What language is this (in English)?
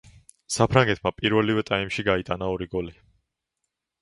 Georgian